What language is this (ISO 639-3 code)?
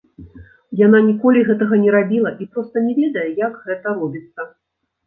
bel